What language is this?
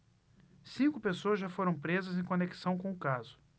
Portuguese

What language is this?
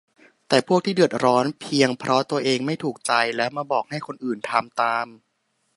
Thai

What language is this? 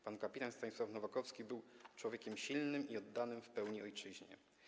Polish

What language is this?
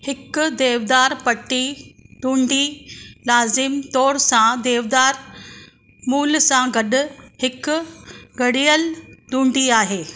Sindhi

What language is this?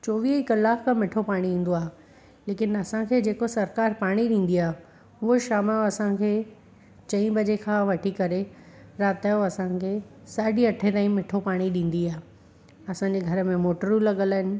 Sindhi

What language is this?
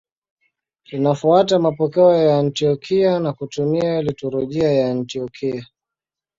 Swahili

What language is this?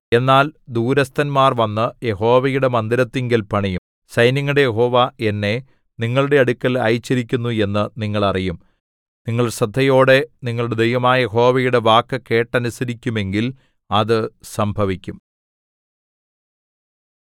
Malayalam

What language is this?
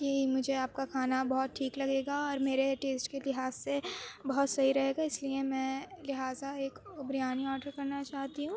Urdu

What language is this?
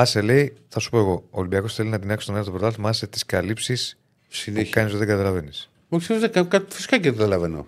Greek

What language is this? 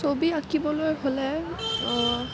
Assamese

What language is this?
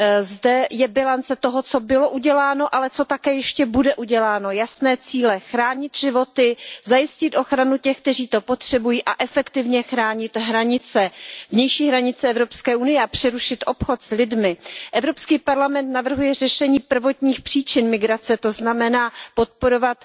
Czech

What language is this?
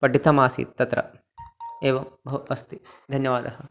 Sanskrit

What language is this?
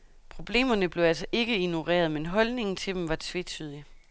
Danish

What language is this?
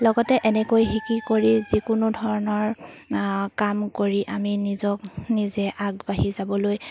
Assamese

